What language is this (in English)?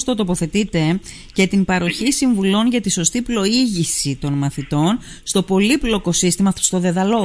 Greek